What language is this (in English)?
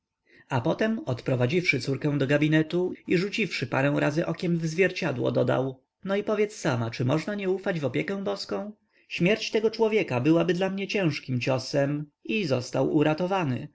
Polish